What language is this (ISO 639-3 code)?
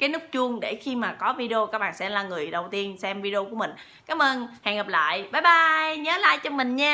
vie